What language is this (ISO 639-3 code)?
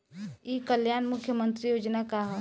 bho